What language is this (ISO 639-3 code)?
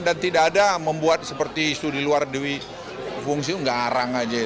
ind